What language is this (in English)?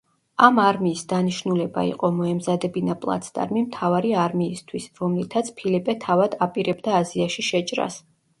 Georgian